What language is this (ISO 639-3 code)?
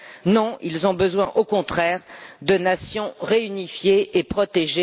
fra